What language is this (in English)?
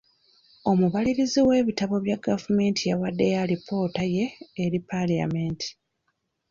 Ganda